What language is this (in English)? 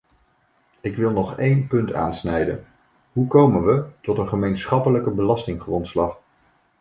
Dutch